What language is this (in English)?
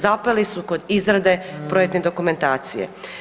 Croatian